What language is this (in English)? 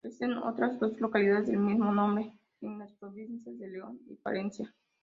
Spanish